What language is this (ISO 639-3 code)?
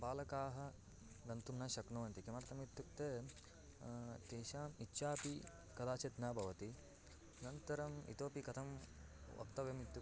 san